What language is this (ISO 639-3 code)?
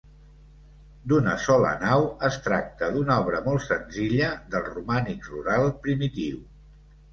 cat